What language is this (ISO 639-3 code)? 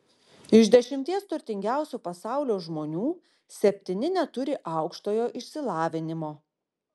lit